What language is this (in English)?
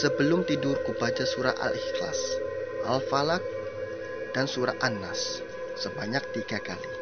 Indonesian